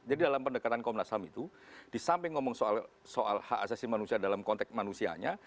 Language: Indonesian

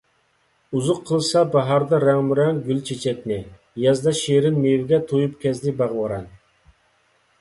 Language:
Uyghur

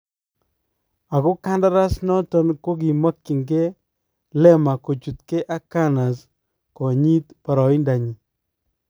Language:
Kalenjin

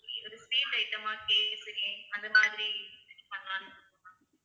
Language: Tamil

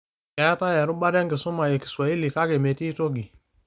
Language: Masai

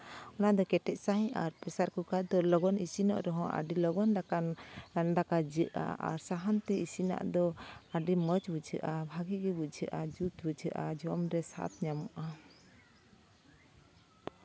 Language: Santali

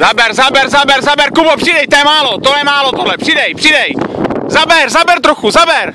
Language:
Czech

